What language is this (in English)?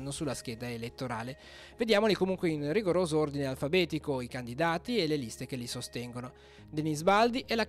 Italian